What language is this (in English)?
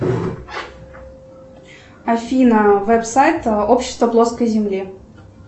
Russian